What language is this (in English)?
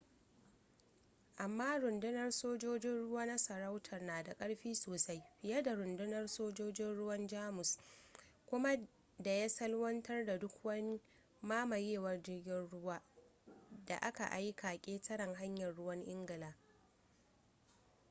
Hausa